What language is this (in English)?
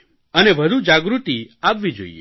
Gujarati